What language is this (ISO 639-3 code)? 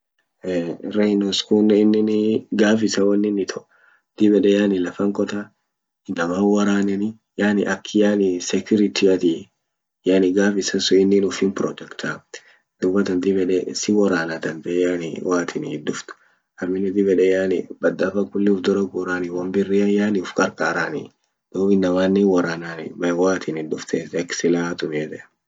orc